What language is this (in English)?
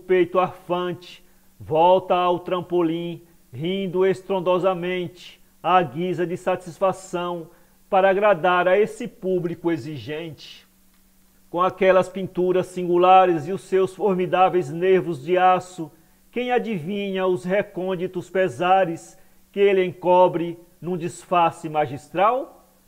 Portuguese